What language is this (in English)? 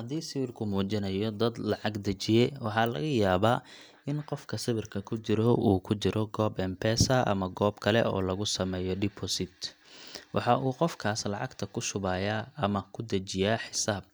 Somali